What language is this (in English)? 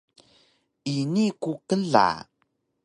Taroko